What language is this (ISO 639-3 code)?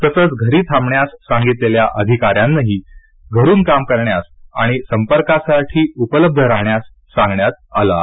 mar